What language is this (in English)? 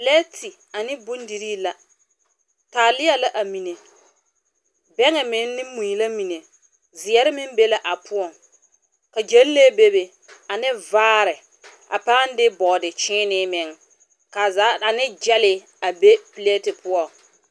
Southern Dagaare